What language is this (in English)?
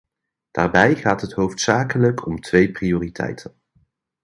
Dutch